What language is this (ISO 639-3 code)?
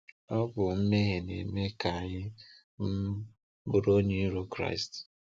ibo